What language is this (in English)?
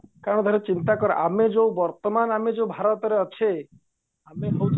Odia